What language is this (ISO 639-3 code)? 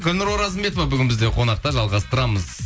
kaz